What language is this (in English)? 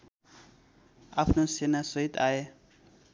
Nepali